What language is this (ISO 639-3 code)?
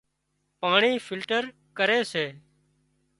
kxp